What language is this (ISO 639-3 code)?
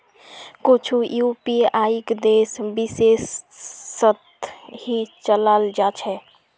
mag